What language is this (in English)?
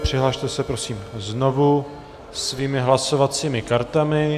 Czech